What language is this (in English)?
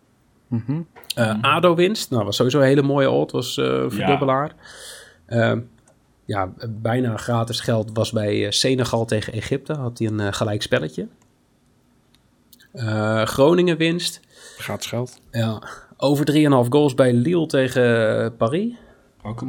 Dutch